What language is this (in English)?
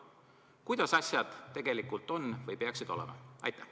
Estonian